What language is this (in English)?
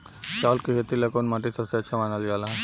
Bhojpuri